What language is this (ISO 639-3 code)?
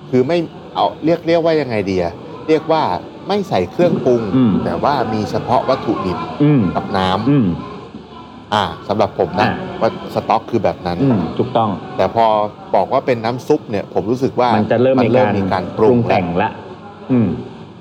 tha